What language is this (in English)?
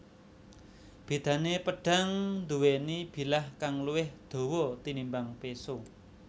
Javanese